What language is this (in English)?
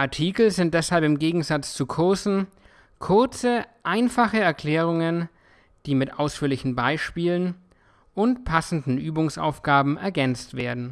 German